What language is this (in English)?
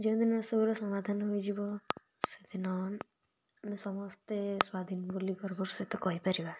Odia